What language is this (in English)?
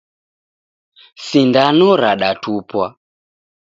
Taita